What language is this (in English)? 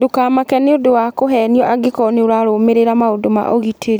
Kikuyu